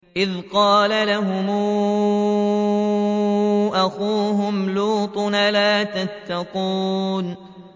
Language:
Arabic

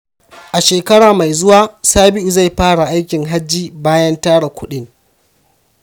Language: Hausa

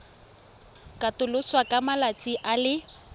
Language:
Tswana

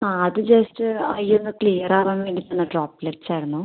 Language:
Malayalam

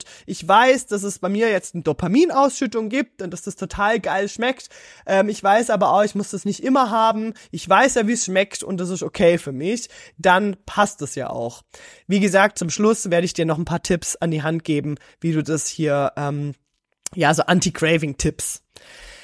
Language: German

